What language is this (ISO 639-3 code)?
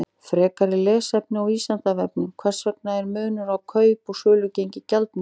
isl